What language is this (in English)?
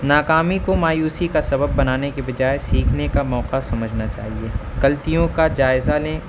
Urdu